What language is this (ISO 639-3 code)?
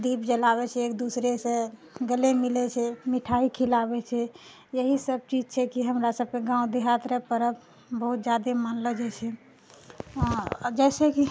mai